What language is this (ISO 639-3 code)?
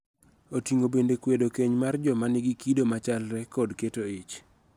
luo